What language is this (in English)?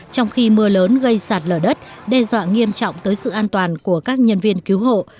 Vietnamese